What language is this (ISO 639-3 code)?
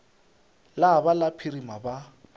nso